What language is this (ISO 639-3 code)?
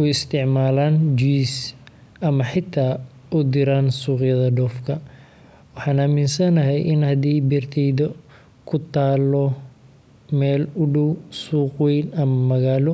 som